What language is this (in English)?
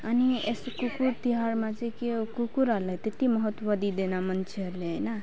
Nepali